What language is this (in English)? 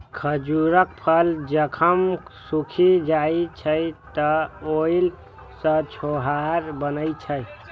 Maithili